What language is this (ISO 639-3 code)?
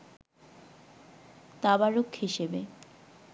ben